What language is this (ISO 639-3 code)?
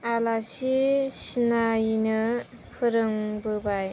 brx